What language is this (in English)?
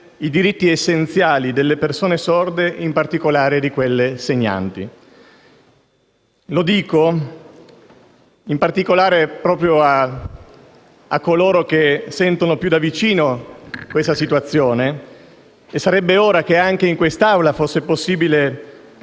Italian